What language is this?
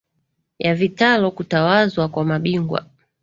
Swahili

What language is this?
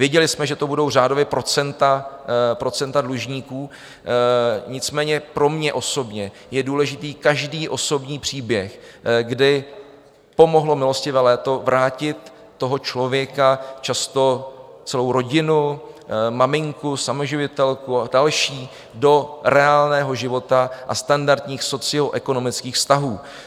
Czech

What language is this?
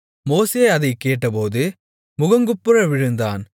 Tamil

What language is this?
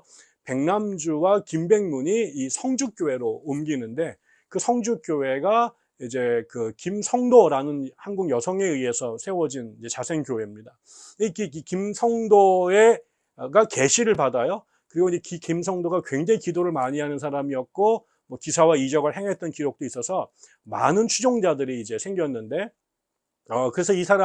Korean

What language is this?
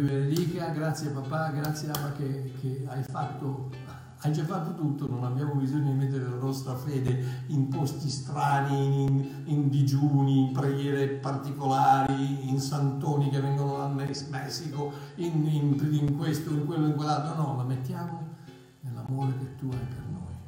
Italian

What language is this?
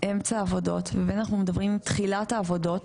Hebrew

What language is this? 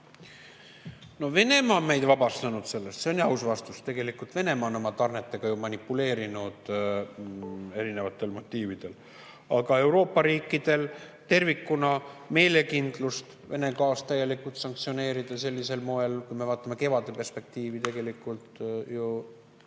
Estonian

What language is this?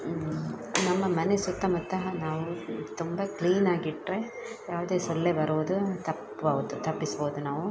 Kannada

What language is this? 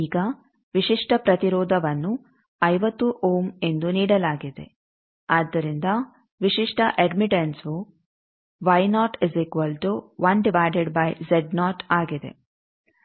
Kannada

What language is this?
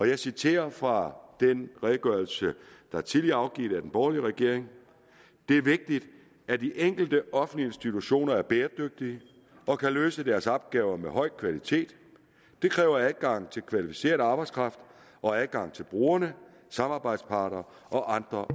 Danish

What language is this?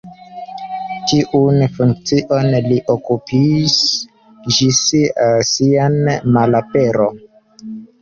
Esperanto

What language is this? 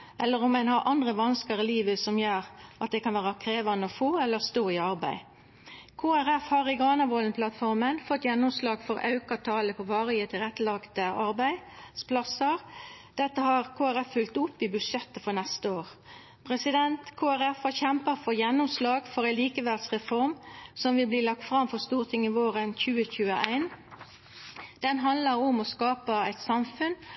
Norwegian Nynorsk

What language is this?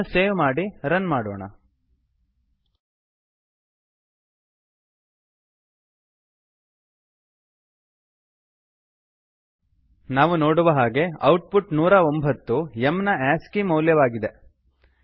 Kannada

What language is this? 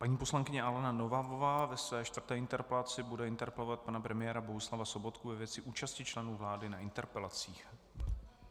Czech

